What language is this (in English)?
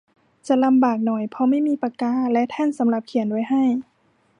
Thai